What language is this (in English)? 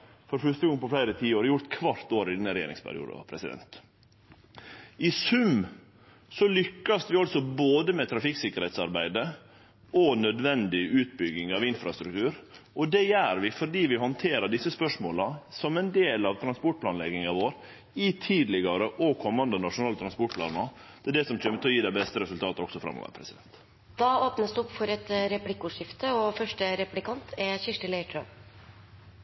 Norwegian